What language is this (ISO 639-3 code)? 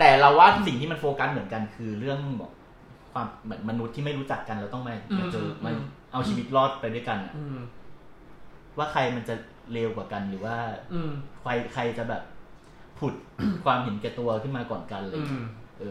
tha